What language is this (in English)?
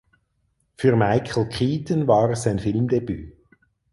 German